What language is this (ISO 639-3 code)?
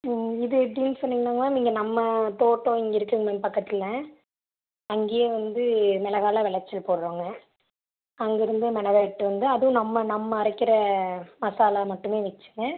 tam